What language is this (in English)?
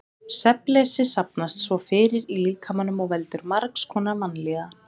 Icelandic